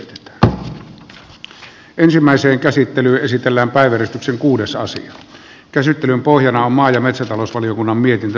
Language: Finnish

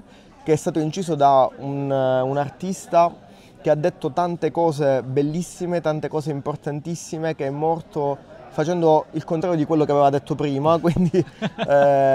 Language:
Italian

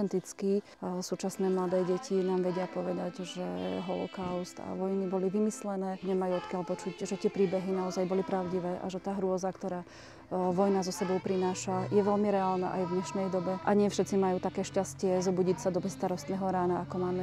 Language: Slovak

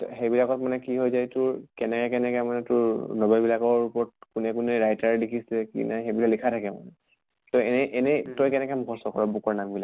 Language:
Assamese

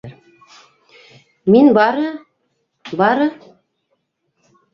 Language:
Bashkir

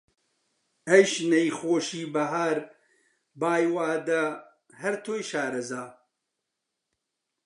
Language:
Central Kurdish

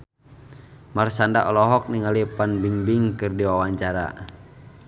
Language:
Sundanese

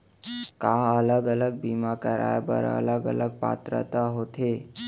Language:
Chhattisgarhi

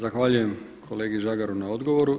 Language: Croatian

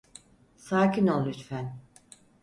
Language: Turkish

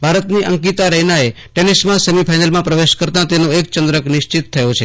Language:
Gujarati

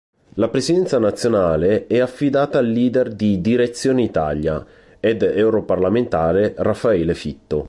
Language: Italian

